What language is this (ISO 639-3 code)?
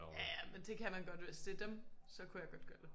dan